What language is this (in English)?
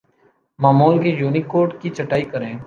Urdu